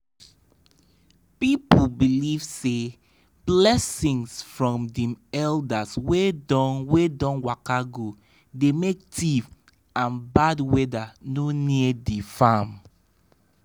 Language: Nigerian Pidgin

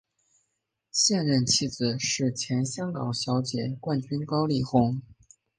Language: Chinese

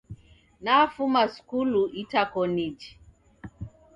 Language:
Taita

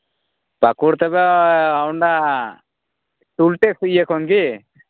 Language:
Santali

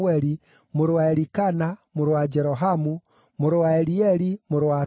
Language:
Kikuyu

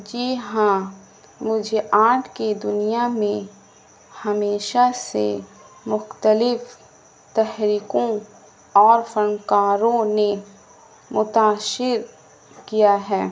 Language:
Urdu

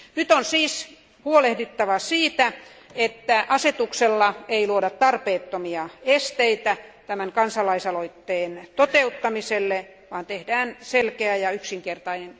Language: Finnish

